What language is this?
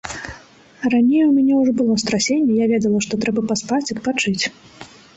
Belarusian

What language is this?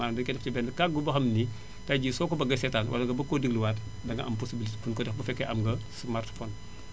Wolof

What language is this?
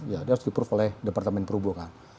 Indonesian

